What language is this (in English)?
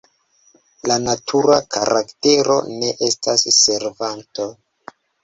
Esperanto